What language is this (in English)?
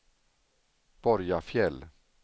Swedish